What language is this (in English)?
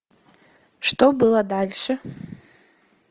Russian